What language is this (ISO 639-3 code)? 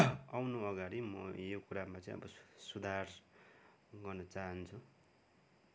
nep